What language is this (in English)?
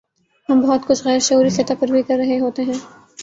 Urdu